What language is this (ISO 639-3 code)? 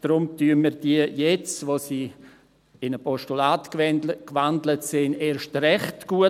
gsw